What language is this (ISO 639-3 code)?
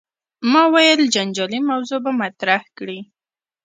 pus